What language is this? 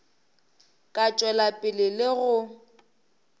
Northern Sotho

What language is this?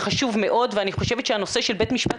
Hebrew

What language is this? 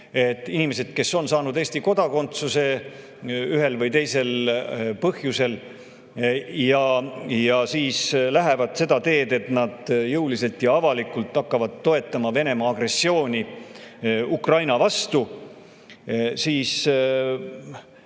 Estonian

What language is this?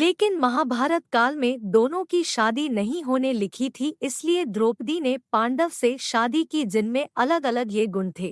Hindi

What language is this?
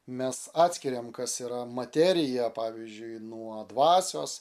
Lithuanian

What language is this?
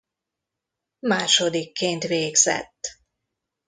Hungarian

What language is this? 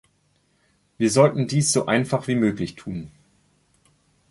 German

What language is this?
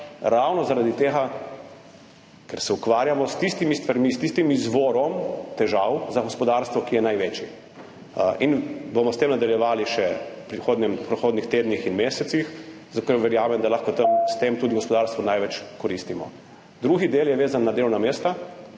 Slovenian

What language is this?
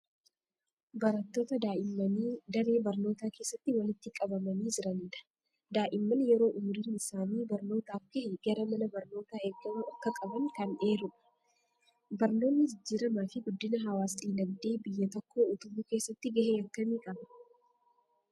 Oromo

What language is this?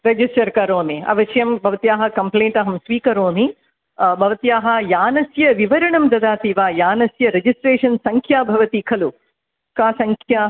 Sanskrit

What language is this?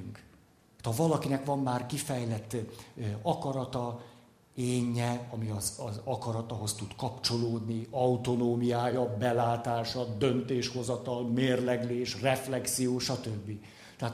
Hungarian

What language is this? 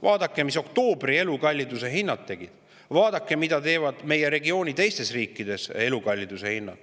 Estonian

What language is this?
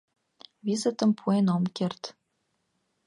Mari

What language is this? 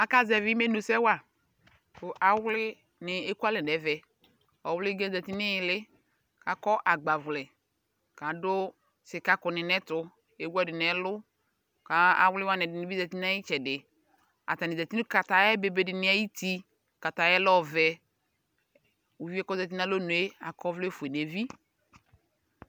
Ikposo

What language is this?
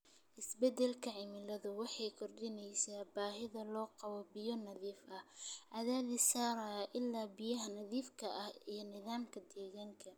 Somali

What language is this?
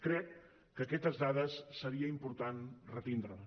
Catalan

